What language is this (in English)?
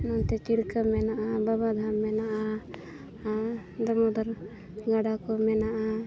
Santali